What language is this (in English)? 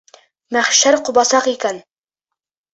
Bashkir